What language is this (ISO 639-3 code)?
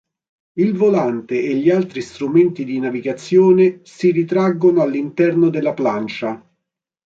ita